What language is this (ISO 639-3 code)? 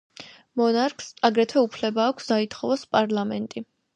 kat